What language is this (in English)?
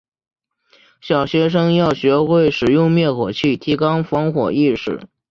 Chinese